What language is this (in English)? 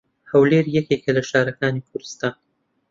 Central Kurdish